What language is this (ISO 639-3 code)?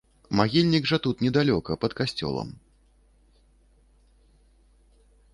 bel